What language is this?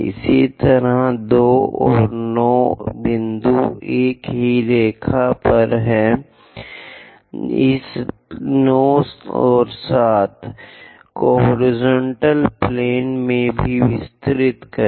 Hindi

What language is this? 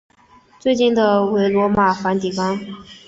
Chinese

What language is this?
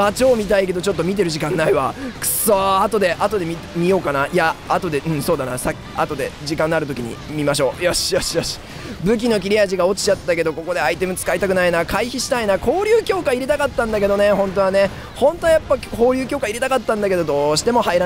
Japanese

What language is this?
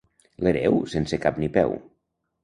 Catalan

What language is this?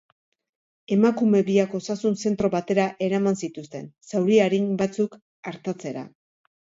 Basque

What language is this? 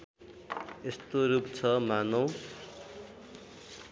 Nepali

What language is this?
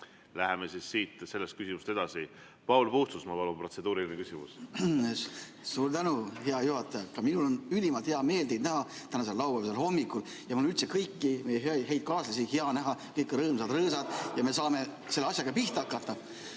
Estonian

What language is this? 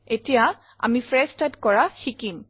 Assamese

